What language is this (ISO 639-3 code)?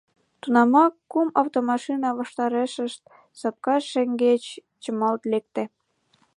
chm